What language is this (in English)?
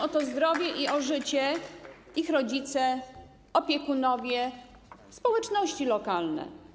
Polish